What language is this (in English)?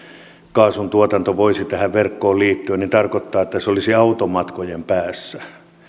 Finnish